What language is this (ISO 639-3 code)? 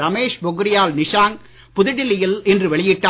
tam